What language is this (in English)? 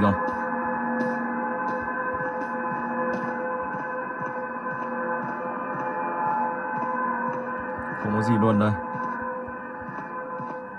Vietnamese